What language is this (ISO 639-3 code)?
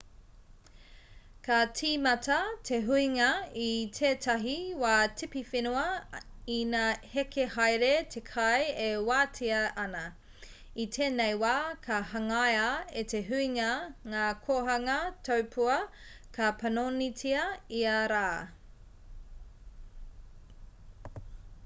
mri